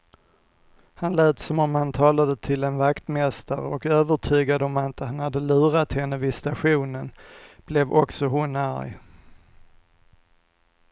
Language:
Swedish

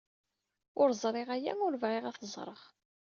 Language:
Kabyle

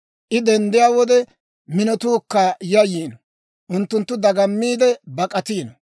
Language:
Dawro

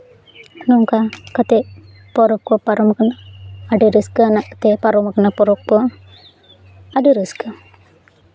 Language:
Santali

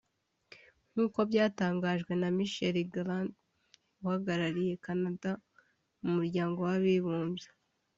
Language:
Kinyarwanda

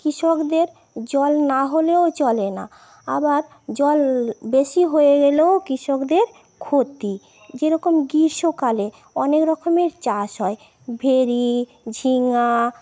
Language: Bangla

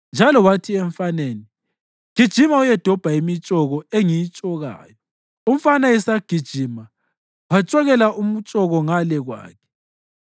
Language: North Ndebele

